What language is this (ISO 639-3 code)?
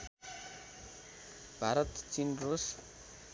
nep